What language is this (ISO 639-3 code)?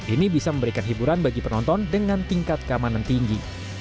ind